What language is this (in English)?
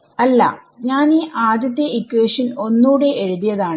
Malayalam